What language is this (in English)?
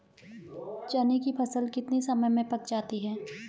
Hindi